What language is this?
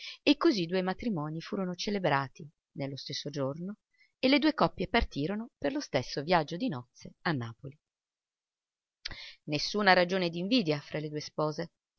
Italian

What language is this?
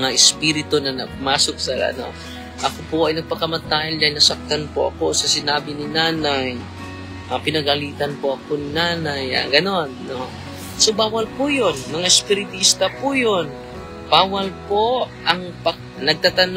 Filipino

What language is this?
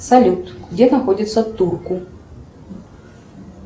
Russian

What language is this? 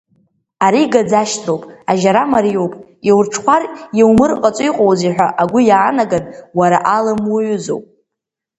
Abkhazian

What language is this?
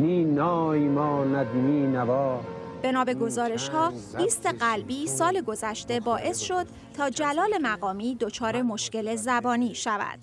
Persian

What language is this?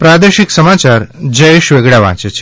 Gujarati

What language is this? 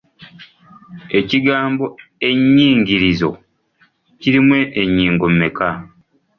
Ganda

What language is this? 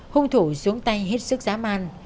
Vietnamese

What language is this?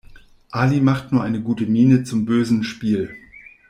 German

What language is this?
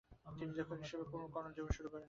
Bangla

